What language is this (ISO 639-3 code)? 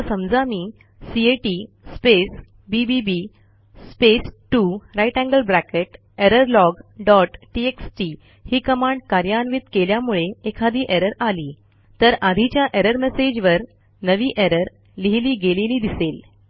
mar